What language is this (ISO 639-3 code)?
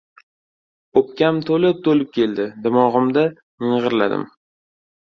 uzb